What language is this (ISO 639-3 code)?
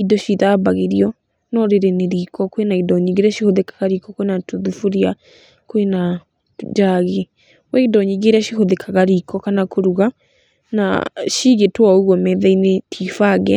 kik